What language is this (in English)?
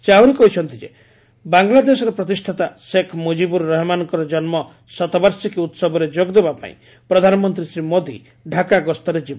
Odia